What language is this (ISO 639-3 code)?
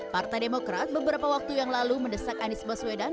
ind